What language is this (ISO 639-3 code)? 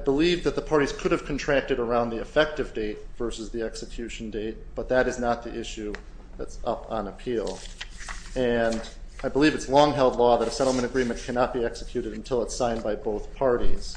eng